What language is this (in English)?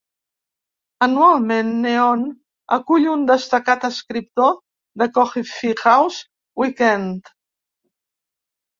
Catalan